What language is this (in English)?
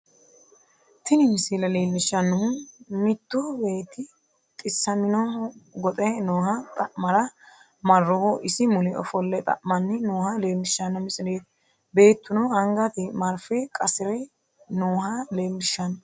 Sidamo